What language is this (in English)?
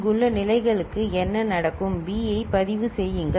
Tamil